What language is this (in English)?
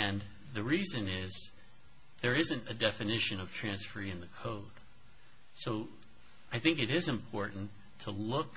English